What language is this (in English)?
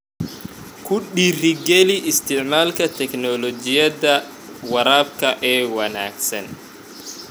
Somali